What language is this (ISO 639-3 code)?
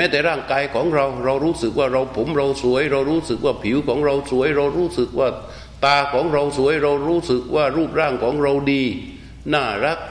tha